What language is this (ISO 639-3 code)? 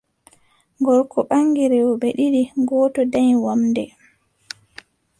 fub